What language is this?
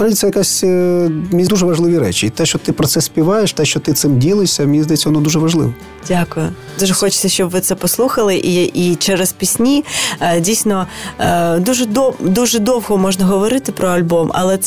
Ukrainian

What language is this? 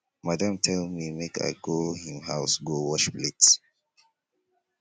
Nigerian Pidgin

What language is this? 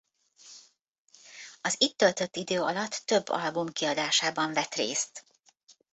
Hungarian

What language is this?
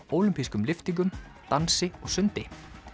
Icelandic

